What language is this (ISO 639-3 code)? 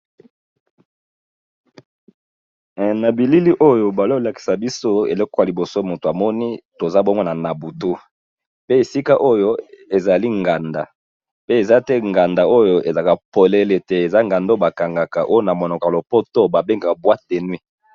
lin